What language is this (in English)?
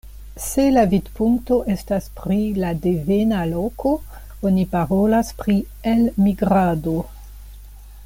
Esperanto